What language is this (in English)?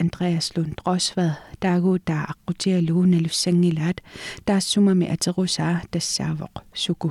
Danish